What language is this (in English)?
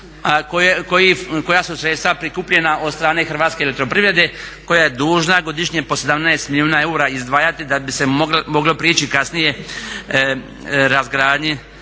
Croatian